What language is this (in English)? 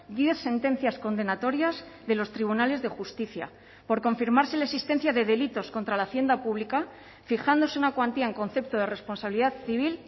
Spanish